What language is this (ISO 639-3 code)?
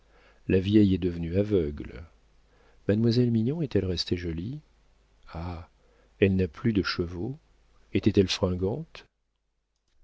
fra